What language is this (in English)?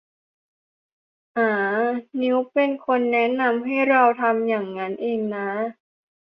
Thai